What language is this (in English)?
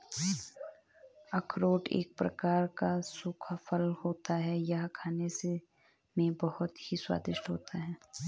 Hindi